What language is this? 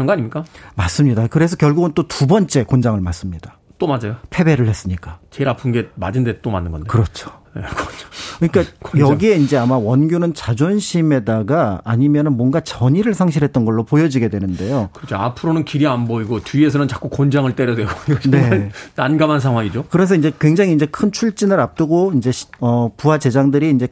Korean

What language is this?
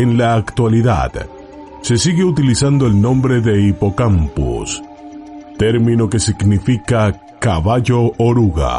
Spanish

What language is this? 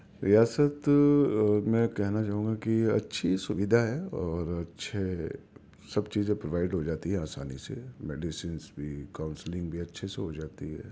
Urdu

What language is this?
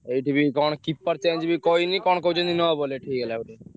Odia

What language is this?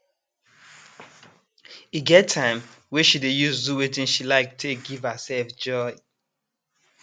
Nigerian Pidgin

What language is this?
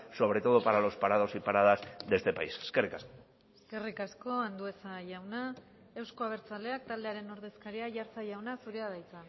Basque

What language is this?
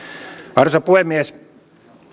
Finnish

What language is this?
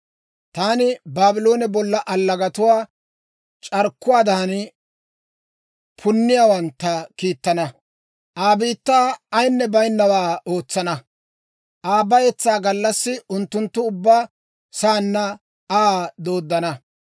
Dawro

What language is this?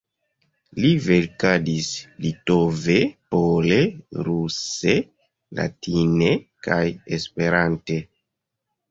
Esperanto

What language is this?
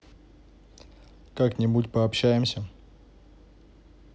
Russian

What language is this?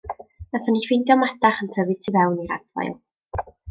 Welsh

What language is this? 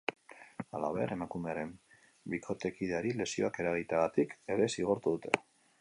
Basque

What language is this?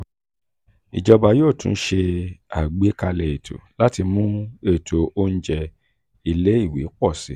Yoruba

